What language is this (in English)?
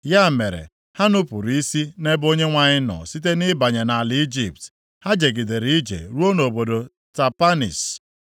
Igbo